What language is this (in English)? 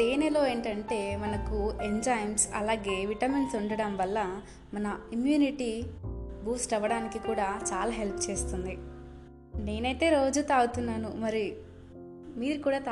Telugu